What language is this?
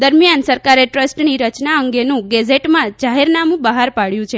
Gujarati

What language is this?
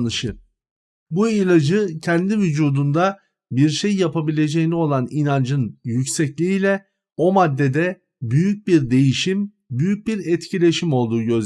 Turkish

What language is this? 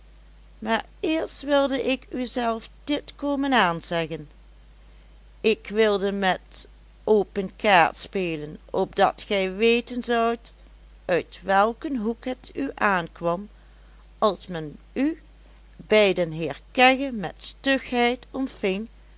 Dutch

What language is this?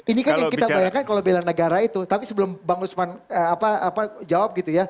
Indonesian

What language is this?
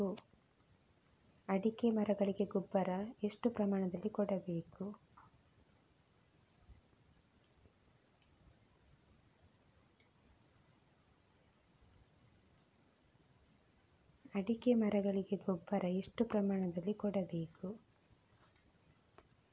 Kannada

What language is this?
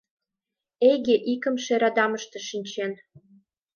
Mari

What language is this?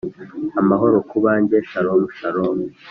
Kinyarwanda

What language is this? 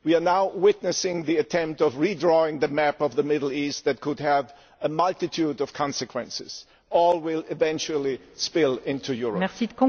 English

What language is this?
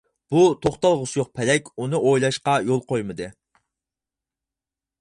Uyghur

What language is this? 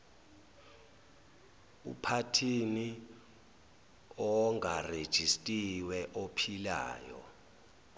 Zulu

